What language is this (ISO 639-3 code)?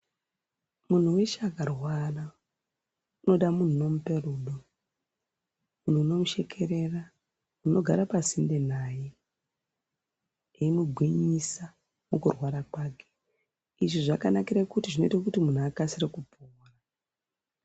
ndc